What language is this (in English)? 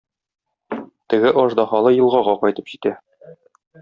Tatar